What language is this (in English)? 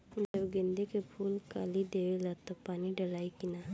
Bhojpuri